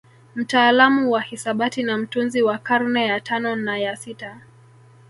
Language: Swahili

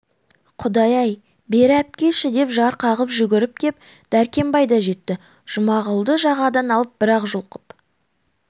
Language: Kazakh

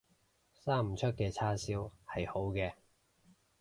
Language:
Cantonese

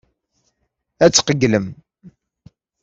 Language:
Kabyle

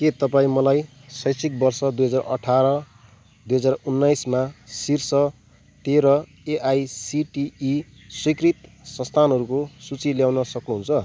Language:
Nepali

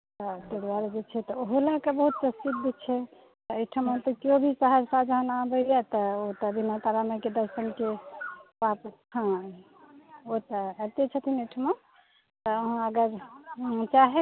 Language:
Maithili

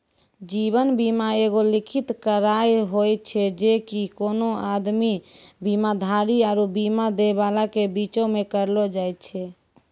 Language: Maithili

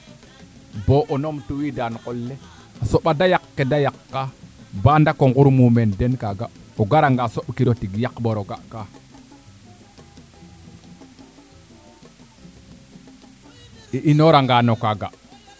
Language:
Serer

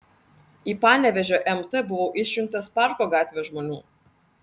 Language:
Lithuanian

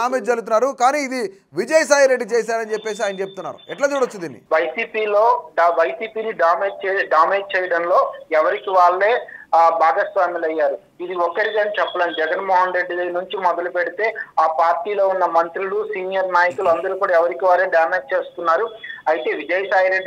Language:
Telugu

